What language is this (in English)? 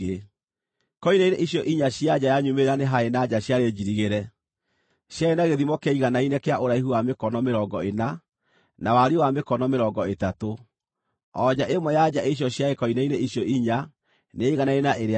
Kikuyu